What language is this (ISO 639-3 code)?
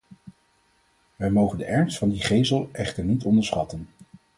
nld